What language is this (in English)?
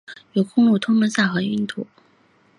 Chinese